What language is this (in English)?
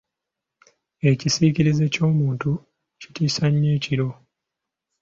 Ganda